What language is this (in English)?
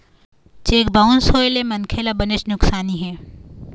Chhattisgarhi